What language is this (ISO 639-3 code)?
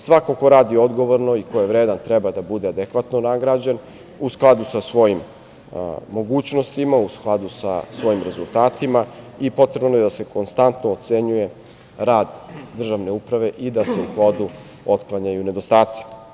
srp